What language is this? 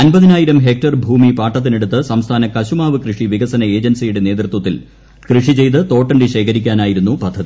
Malayalam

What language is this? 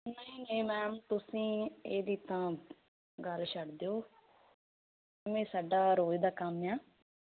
Punjabi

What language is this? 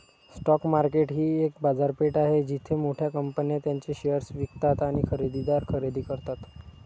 Marathi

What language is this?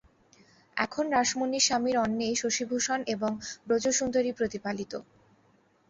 Bangla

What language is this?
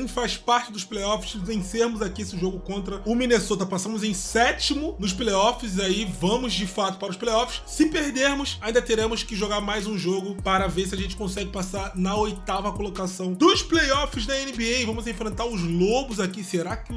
Portuguese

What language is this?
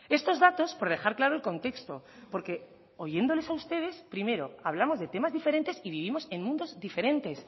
Spanish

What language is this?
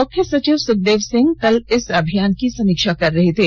Hindi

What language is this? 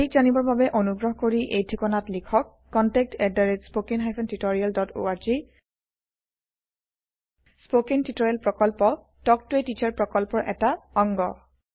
Assamese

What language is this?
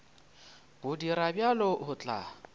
Northern Sotho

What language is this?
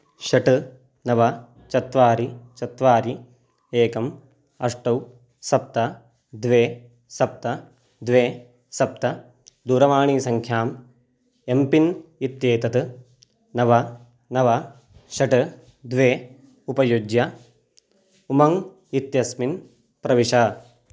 Sanskrit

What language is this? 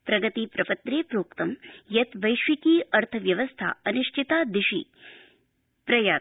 Sanskrit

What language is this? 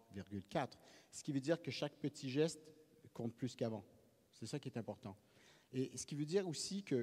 French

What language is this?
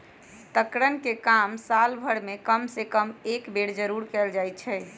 Magahi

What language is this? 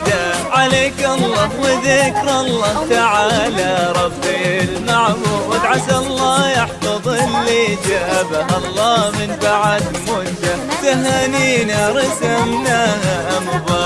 Arabic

